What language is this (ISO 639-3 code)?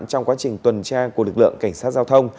vie